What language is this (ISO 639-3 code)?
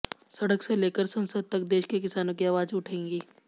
hin